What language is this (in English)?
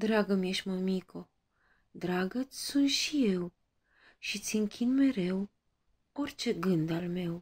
Romanian